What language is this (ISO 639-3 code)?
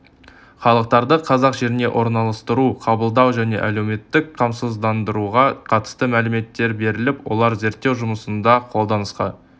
kaz